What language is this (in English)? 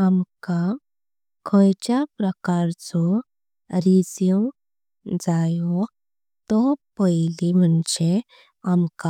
Konkani